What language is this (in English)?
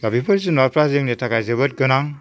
Bodo